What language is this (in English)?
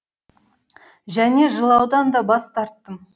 Kazakh